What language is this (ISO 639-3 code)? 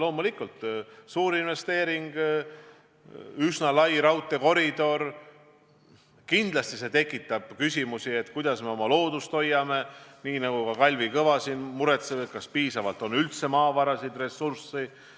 est